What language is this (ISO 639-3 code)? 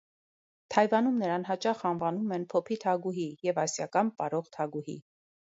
hye